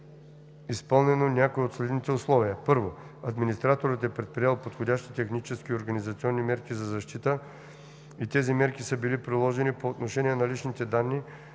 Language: Bulgarian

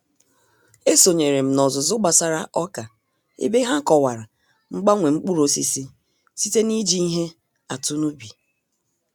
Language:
Igbo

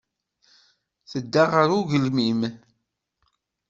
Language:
Kabyle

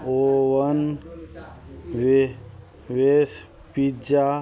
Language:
Maithili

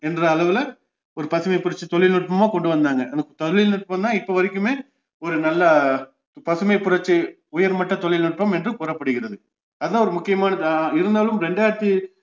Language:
Tamil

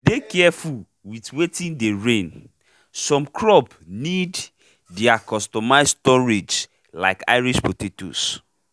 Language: Nigerian Pidgin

